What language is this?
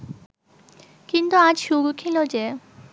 Bangla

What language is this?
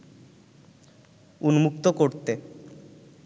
Bangla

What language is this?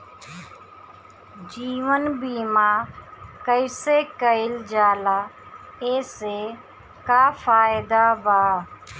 Bhojpuri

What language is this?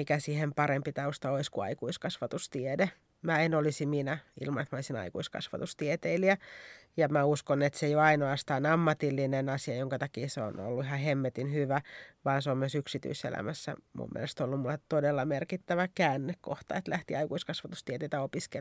Finnish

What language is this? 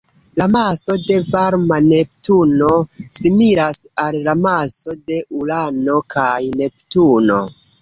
Esperanto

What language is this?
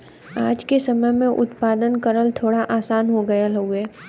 Bhojpuri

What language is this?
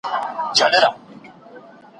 Pashto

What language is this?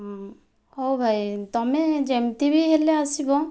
Odia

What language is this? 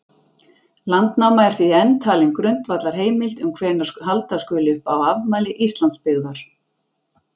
Icelandic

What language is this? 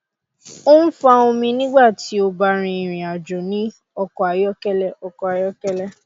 Yoruba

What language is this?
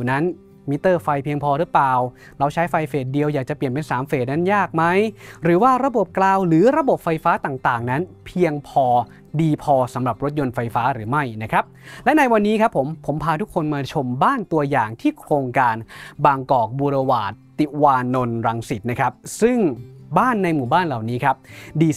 Thai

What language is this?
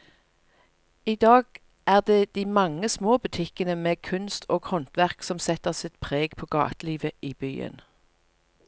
Norwegian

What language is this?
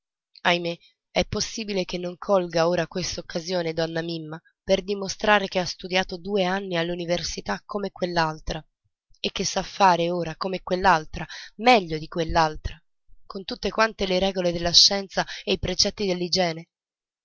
Italian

